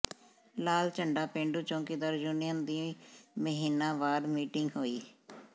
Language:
Punjabi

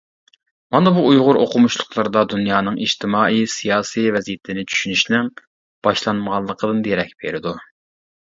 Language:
Uyghur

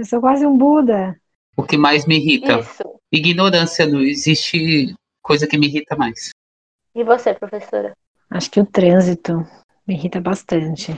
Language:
Portuguese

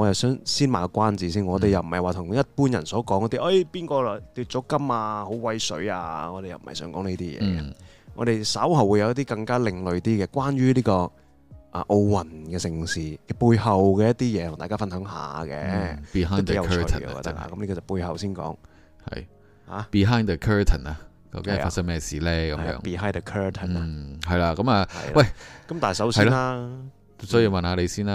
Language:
Chinese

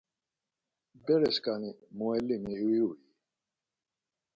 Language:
Laz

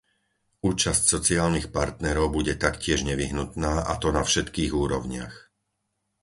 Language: Slovak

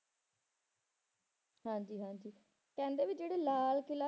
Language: Punjabi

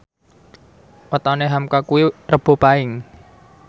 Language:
Javanese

